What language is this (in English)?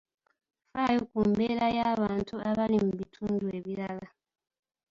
Ganda